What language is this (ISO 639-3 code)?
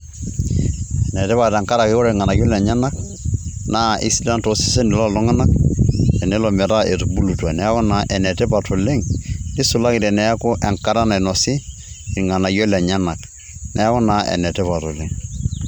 mas